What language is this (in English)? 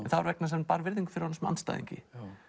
Icelandic